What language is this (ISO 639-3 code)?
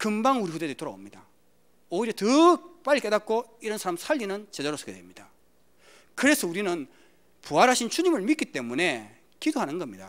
kor